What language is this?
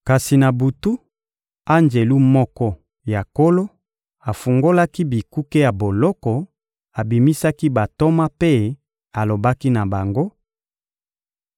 Lingala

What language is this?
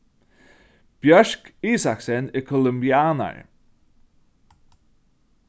Faroese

